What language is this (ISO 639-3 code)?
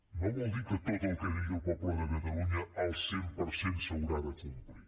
cat